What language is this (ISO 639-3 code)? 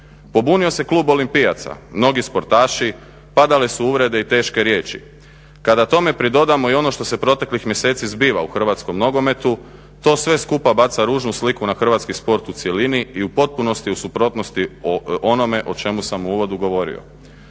hrv